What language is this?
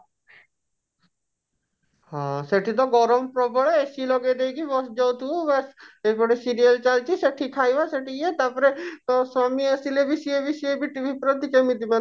Odia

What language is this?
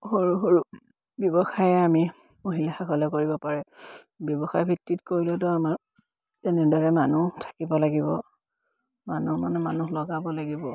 Assamese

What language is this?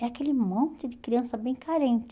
Portuguese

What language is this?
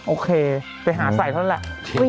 Thai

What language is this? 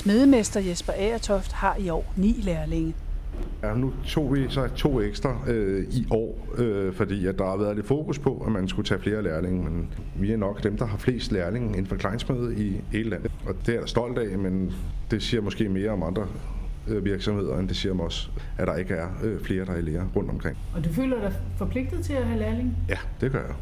Danish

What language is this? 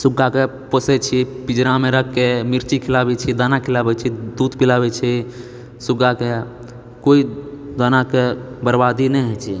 Maithili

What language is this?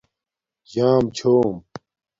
Domaaki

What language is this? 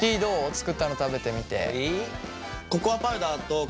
Japanese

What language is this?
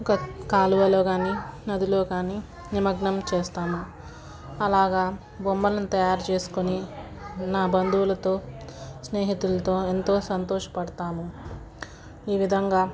Telugu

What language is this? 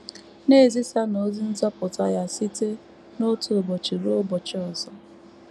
Igbo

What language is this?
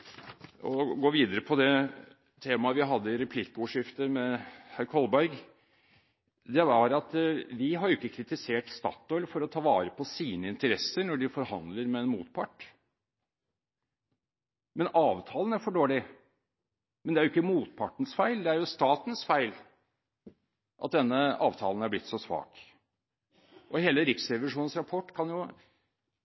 Norwegian Bokmål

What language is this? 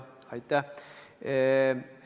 Estonian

